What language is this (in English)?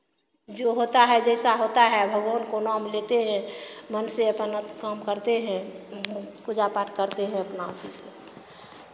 Hindi